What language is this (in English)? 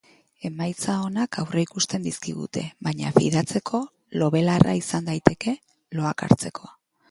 Basque